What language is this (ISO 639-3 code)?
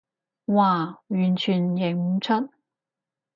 yue